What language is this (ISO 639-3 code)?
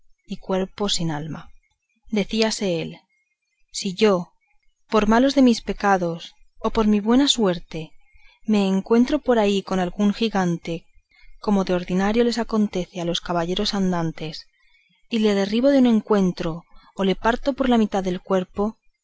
spa